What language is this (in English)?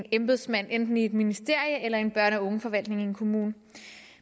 Danish